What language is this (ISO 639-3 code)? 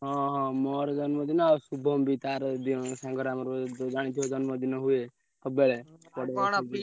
ori